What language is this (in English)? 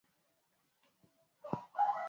Swahili